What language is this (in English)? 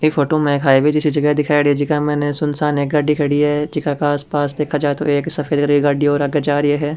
Rajasthani